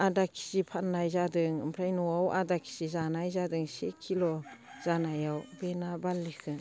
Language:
Bodo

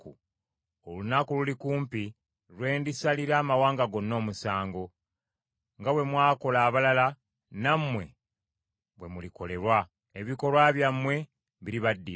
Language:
Ganda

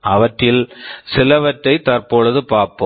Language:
Tamil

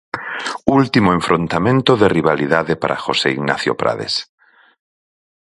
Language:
Galician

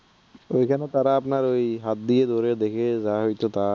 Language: Bangla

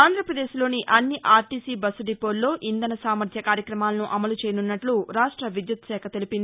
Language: Telugu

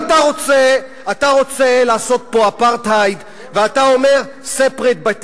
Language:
Hebrew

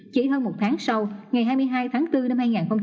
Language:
Vietnamese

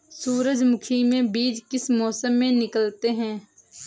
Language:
Hindi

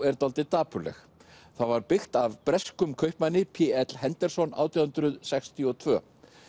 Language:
Icelandic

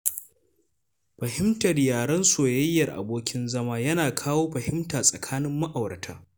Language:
Hausa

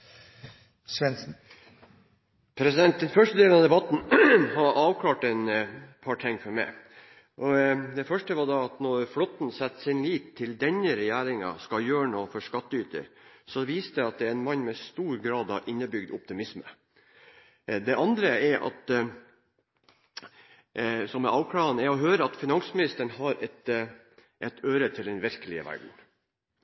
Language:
Norwegian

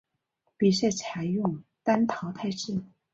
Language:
Chinese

